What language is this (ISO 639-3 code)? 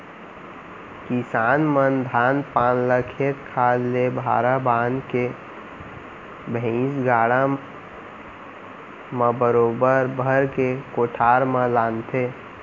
hne